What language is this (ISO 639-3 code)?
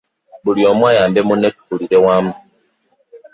lug